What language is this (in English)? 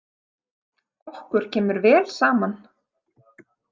Icelandic